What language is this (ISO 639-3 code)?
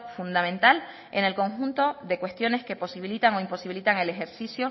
spa